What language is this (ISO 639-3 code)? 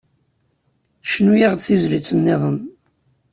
kab